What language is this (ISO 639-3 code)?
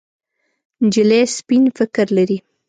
pus